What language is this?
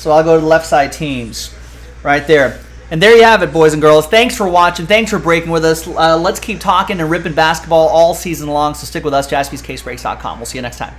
English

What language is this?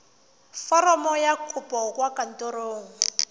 Tswana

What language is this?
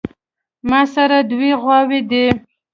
Pashto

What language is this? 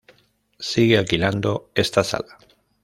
Spanish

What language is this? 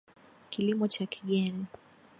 Swahili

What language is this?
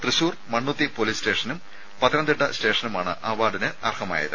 Malayalam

